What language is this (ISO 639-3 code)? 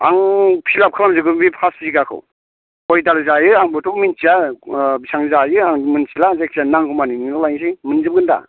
brx